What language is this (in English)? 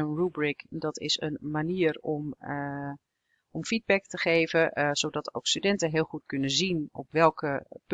Dutch